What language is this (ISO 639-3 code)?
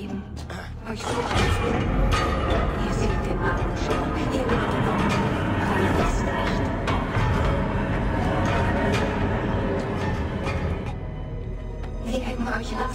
deu